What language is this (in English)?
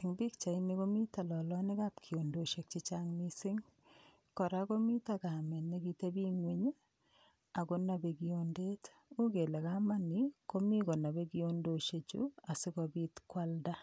Kalenjin